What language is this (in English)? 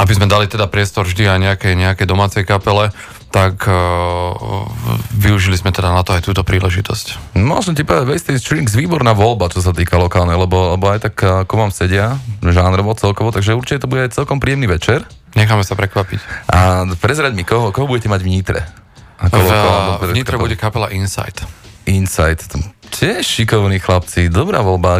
Slovak